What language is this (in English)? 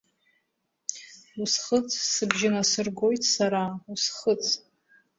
Abkhazian